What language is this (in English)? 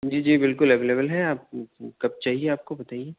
Urdu